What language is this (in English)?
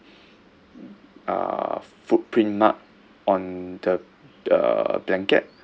English